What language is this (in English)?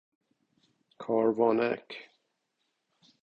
Persian